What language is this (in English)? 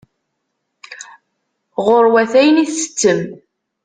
Kabyle